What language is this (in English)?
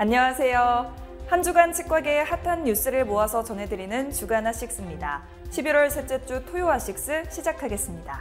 Korean